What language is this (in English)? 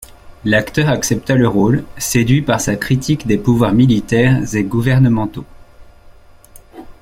French